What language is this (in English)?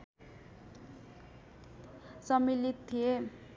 Nepali